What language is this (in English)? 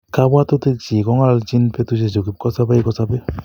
Kalenjin